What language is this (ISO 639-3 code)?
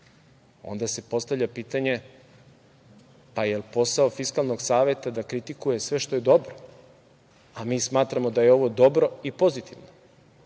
srp